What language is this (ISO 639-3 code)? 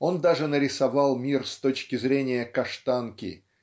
rus